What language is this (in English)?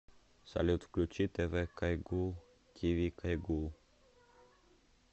Russian